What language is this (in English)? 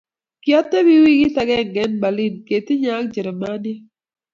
Kalenjin